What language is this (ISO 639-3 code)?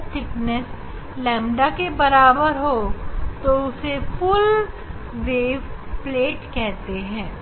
hin